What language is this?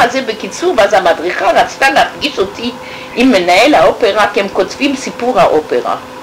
Hebrew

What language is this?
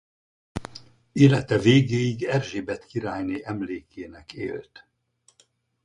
Hungarian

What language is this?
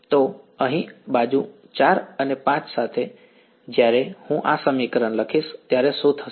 Gujarati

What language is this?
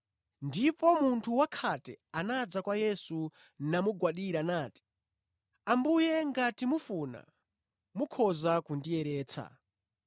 Nyanja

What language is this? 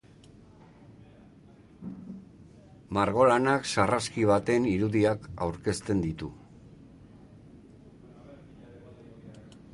Basque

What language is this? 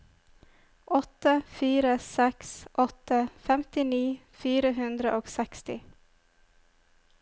Norwegian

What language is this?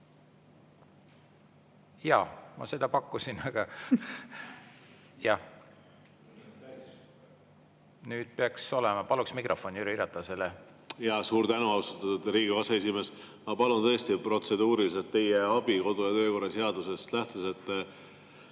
Estonian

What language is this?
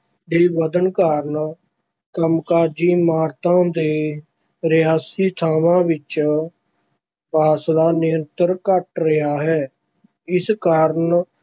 Punjabi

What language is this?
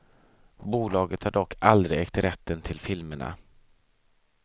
Swedish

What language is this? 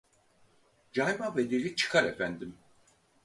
Turkish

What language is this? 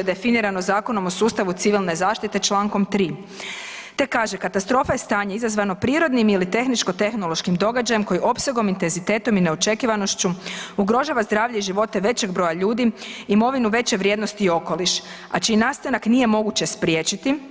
Croatian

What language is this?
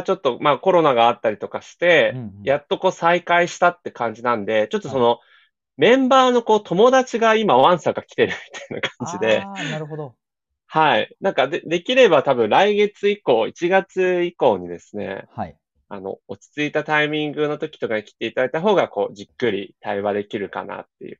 Japanese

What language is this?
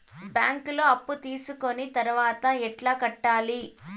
Telugu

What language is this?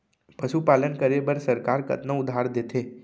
Chhattisgarhi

